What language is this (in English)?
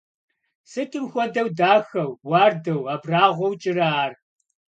Kabardian